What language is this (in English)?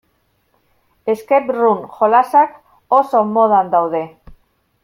Basque